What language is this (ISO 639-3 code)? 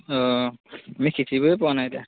asm